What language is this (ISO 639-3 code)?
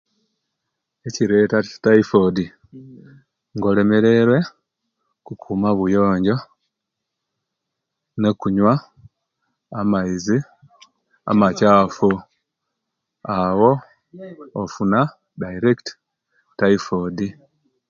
lke